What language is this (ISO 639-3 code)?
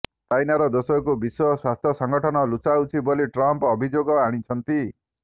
ori